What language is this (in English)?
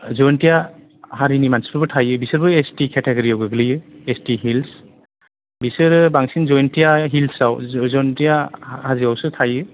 Bodo